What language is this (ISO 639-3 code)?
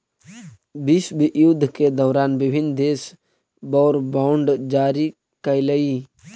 mag